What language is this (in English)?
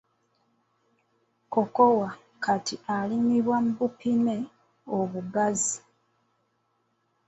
Ganda